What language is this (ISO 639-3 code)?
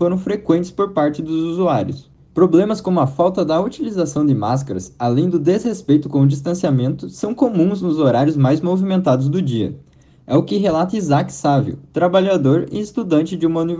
por